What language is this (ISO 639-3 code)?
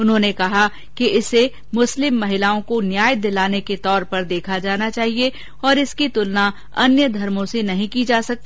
hin